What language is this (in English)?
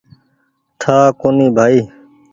Goaria